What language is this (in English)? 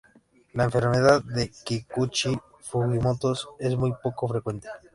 Spanish